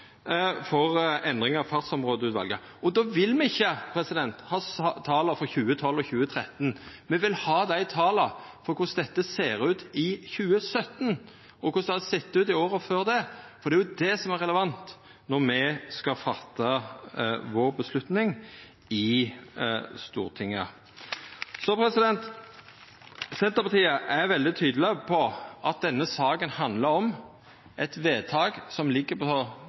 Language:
Norwegian Nynorsk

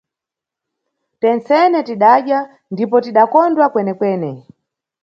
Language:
Nyungwe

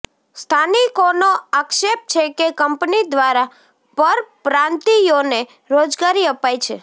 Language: Gujarati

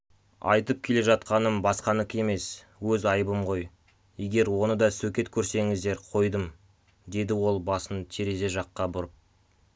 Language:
Kazakh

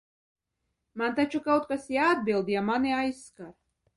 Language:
Latvian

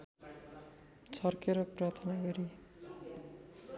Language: Nepali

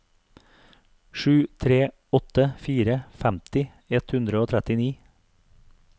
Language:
Norwegian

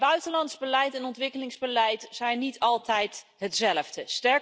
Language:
Dutch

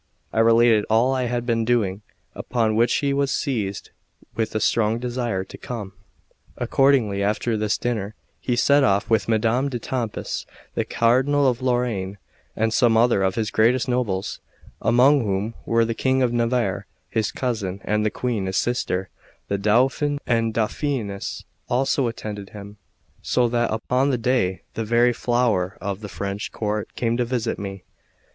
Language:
English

